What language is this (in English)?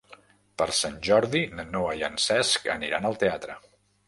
Catalan